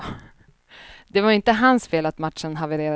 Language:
Swedish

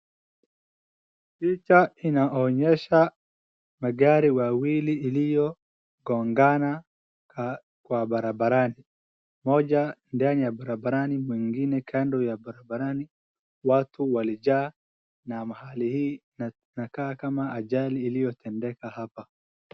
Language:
Swahili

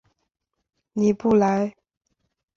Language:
Chinese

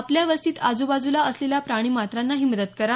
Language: Marathi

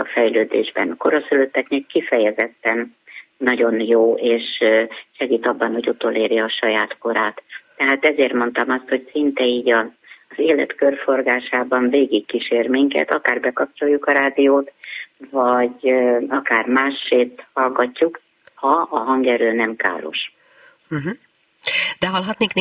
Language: Hungarian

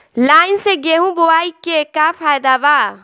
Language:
Bhojpuri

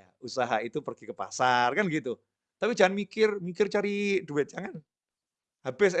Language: Indonesian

